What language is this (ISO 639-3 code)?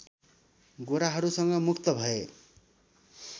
nep